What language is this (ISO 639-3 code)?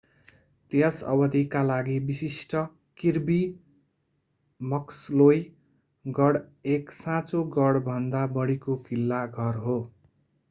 nep